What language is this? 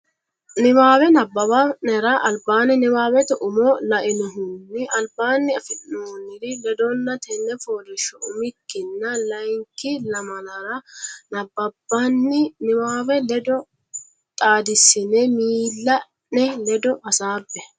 Sidamo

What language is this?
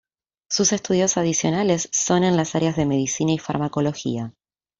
Spanish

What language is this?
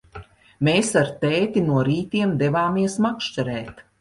Latvian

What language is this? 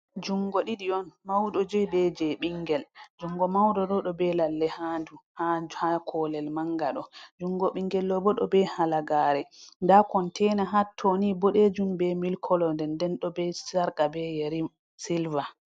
Fula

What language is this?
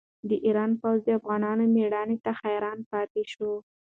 Pashto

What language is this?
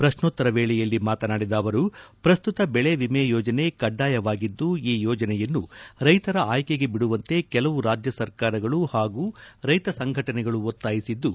Kannada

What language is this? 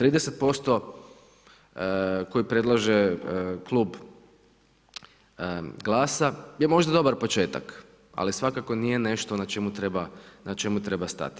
Croatian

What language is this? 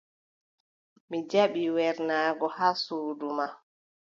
Adamawa Fulfulde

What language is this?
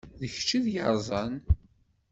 Kabyle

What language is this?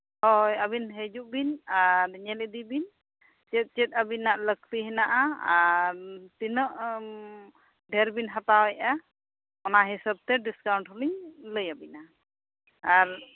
Santali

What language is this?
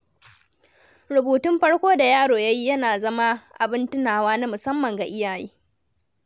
Hausa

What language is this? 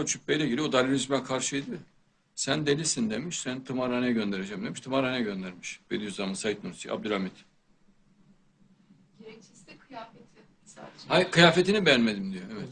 Turkish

